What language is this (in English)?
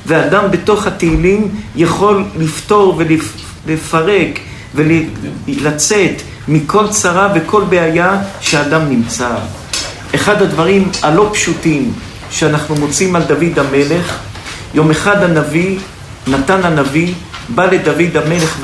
Hebrew